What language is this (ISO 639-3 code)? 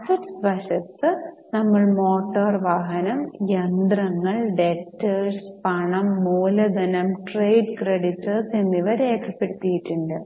mal